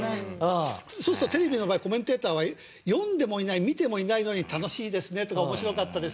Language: Japanese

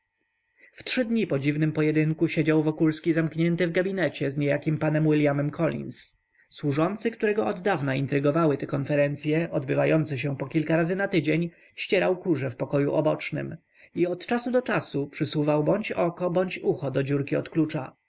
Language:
Polish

